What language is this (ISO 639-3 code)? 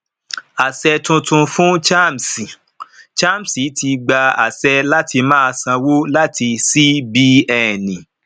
yor